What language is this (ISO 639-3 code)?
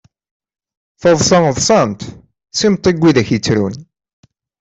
kab